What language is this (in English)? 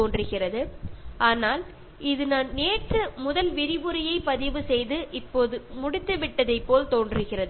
Malayalam